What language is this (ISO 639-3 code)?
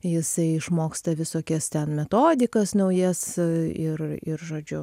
lit